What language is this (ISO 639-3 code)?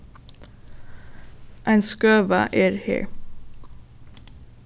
fao